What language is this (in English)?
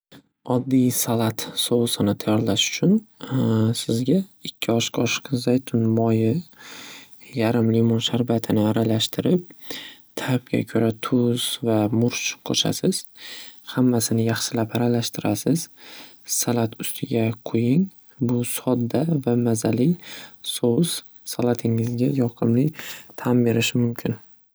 Uzbek